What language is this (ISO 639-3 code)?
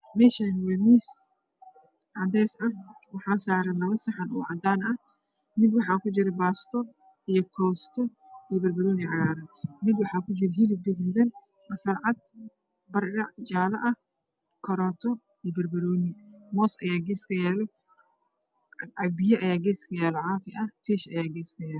som